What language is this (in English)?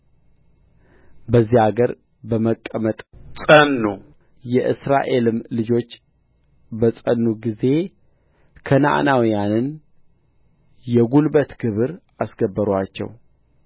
Amharic